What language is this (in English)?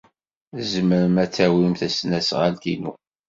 Kabyle